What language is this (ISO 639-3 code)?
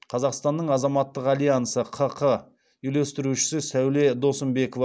kaz